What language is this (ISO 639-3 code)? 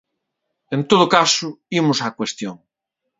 glg